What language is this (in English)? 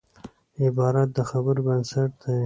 Pashto